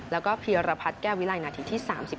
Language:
Thai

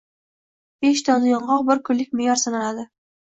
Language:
Uzbek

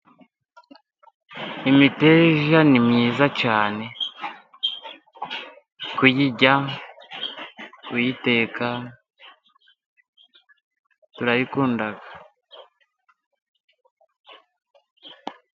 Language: Kinyarwanda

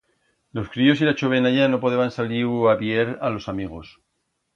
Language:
Aragonese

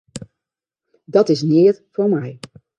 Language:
Western Frisian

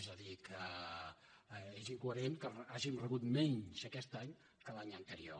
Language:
Catalan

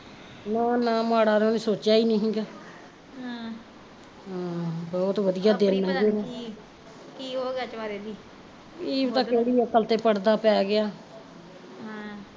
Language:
Punjabi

